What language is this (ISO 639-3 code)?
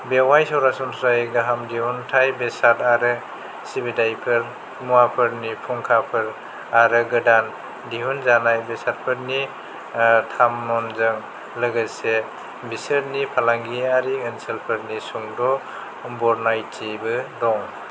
brx